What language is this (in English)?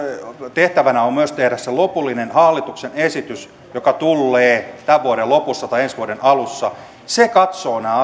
Finnish